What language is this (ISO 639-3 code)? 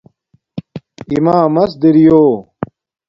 dmk